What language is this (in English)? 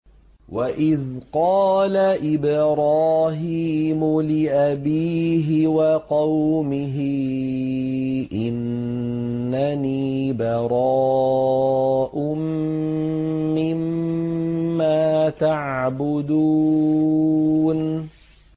Arabic